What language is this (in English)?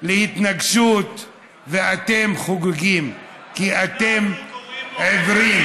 Hebrew